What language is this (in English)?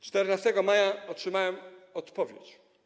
Polish